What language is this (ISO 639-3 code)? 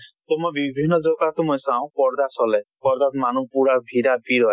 asm